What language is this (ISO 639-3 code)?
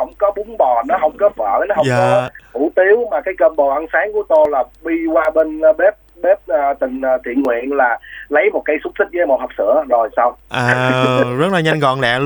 vie